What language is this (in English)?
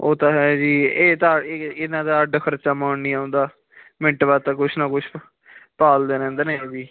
Punjabi